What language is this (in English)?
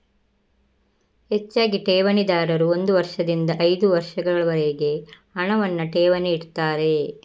Kannada